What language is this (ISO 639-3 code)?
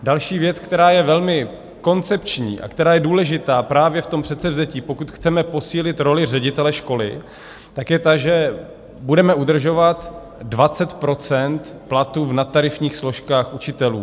ces